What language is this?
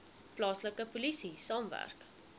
Afrikaans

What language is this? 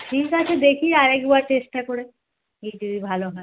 Bangla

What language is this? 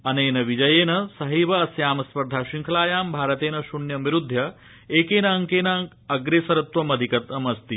Sanskrit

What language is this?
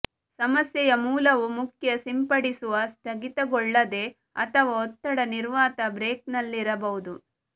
Kannada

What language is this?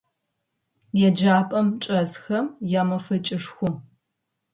Adyghe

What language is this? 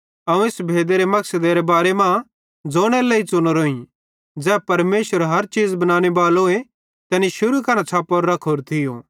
Bhadrawahi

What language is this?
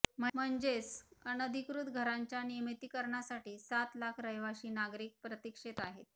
Marathi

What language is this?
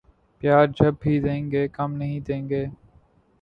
Urdu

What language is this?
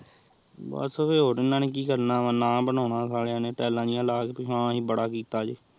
Punjabi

